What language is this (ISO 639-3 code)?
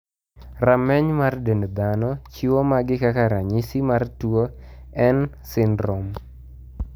luo